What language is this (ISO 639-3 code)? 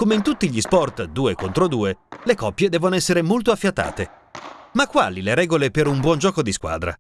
ita